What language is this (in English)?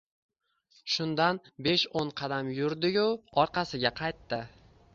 Uzbek